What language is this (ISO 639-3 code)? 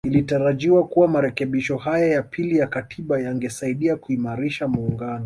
swa